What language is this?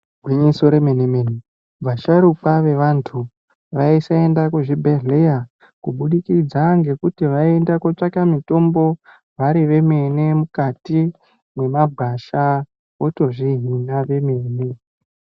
Ndau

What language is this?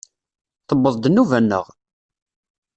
Kabyle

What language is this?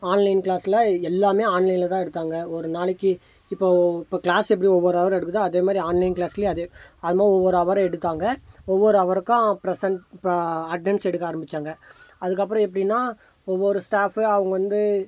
Tamil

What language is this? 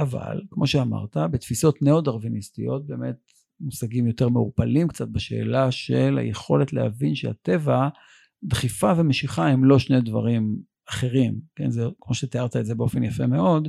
Hebrew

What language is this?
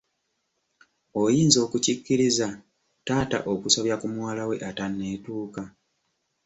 Ganda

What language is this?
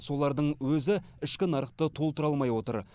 Kazakh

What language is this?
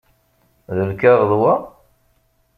Kabyle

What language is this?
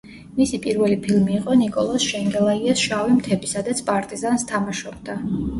Georgian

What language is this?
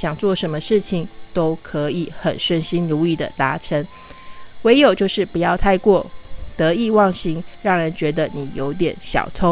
Chinese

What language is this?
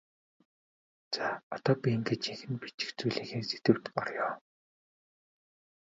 Mongolian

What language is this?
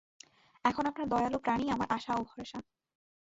Bangla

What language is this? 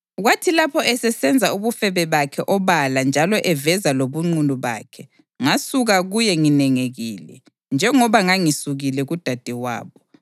North Ndebele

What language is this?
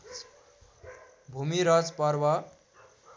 Nepali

